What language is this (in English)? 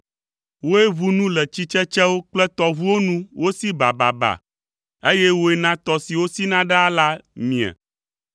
Ewe